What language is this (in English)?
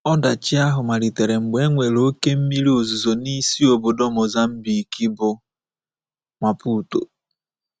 Igbo